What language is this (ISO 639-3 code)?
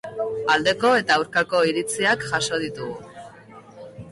eus